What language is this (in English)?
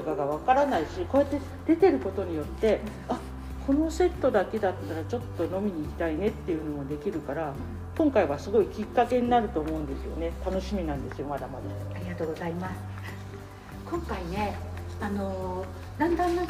Japanese